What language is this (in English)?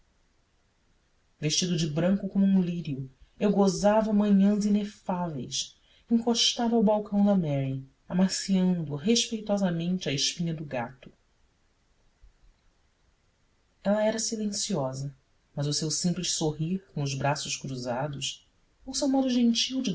Portuguese